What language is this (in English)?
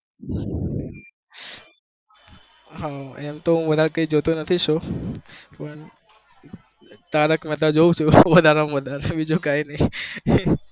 Gujarati